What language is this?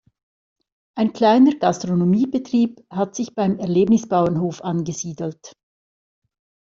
German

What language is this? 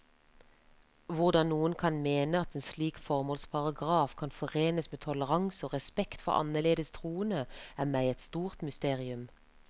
Norwegian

